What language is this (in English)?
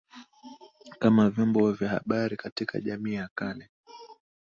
Swahili